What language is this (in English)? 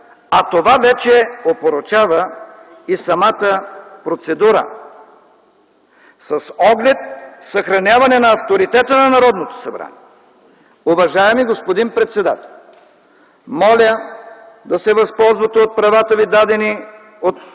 Bulgarian